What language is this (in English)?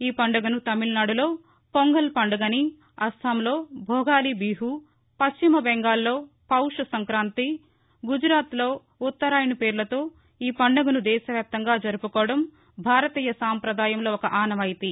Telugu